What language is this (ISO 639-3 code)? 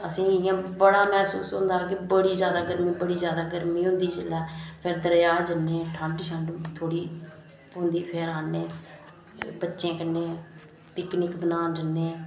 doi